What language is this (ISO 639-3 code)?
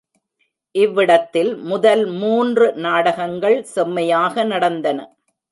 tam